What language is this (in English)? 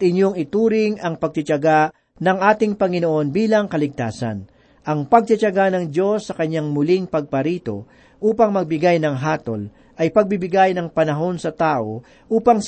Filipino